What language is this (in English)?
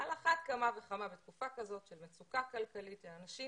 Hebrew